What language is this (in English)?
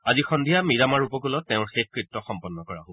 Assamese